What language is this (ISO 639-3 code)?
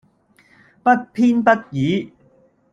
yue